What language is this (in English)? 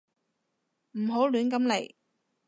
Cantonese